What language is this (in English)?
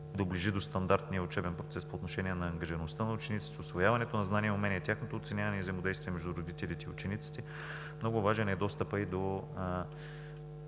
Bulgarian